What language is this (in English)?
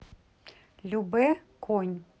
Russian